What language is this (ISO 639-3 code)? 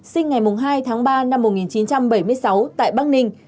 vie